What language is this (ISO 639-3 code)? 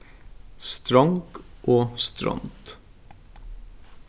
fao